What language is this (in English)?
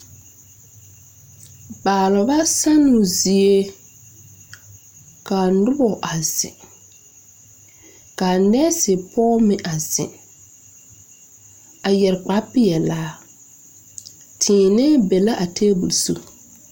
Southern Dagaare